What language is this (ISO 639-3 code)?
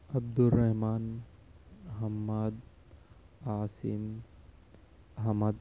urd